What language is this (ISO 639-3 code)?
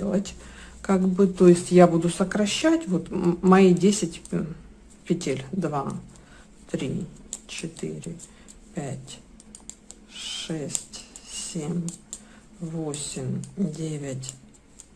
rus